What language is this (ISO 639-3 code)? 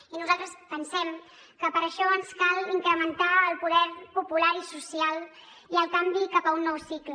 cat